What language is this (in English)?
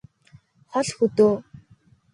Mongolian